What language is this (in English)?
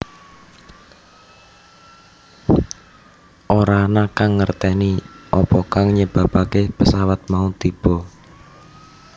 Javanese